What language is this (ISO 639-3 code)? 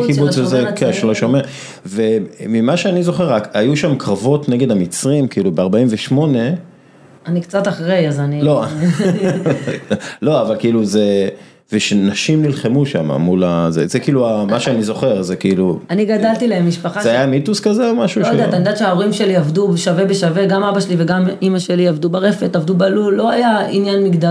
heb